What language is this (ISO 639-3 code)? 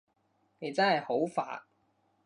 yue